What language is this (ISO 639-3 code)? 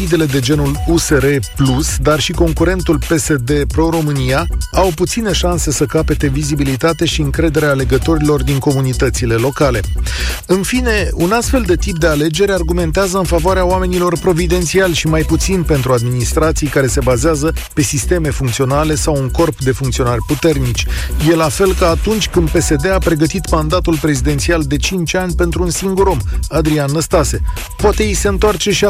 ron